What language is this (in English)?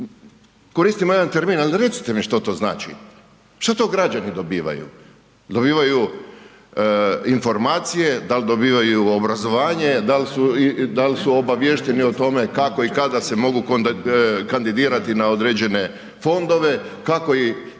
Croatian